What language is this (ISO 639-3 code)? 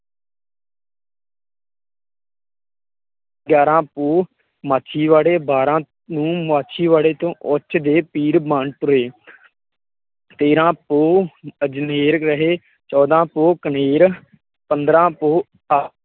pan